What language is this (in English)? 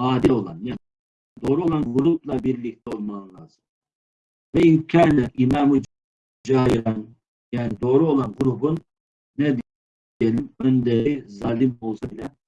Turkish